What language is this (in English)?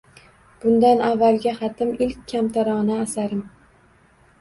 Uzbek